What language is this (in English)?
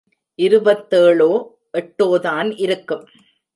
Tamil